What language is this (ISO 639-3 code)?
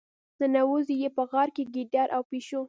pus